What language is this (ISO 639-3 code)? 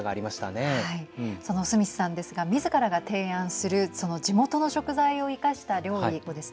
jpn